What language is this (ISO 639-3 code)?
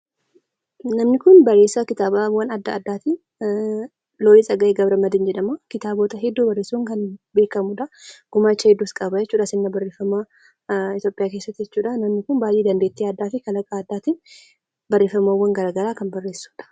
orm